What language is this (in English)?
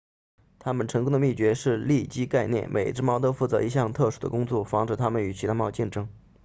Chinese